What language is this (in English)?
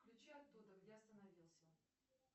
Russian